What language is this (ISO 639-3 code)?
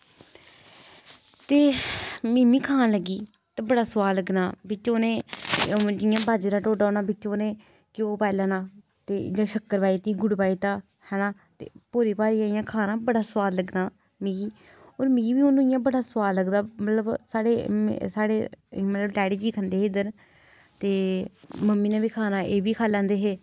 doi